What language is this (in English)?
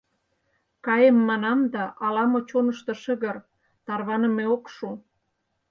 Mari